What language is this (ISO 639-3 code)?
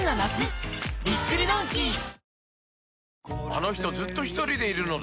jpn